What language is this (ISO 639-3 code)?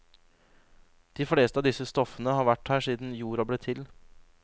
nor